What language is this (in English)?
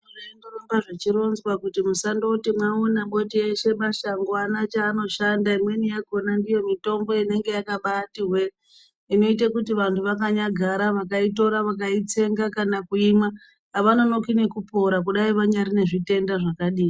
Ndau